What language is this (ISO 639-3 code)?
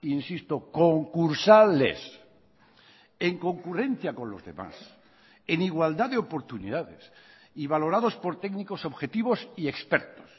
spa